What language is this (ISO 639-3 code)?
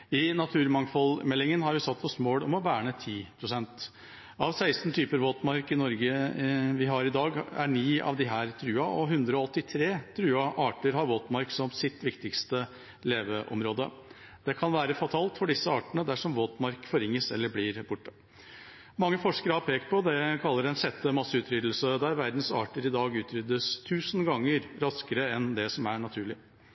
nob